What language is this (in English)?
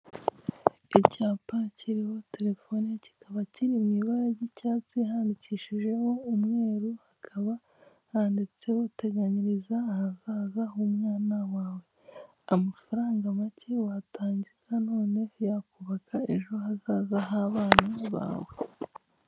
Kinyarwanda